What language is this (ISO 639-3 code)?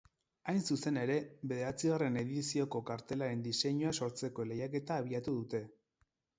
eus